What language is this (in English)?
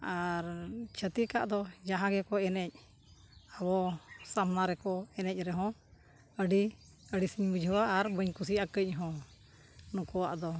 Santali